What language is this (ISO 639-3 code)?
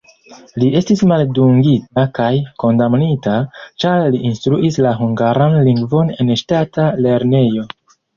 epo